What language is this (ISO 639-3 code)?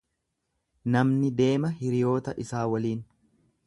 orm